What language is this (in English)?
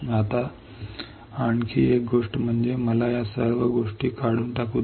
Marathi